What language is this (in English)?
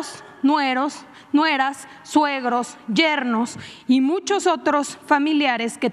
Spanish